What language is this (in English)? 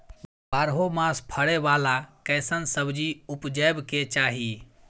Maithili